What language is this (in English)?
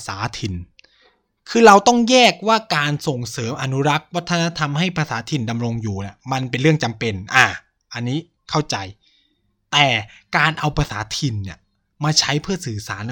Thai